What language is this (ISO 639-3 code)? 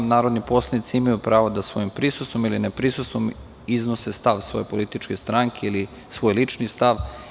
srp